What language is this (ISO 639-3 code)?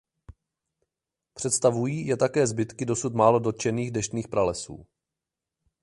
ces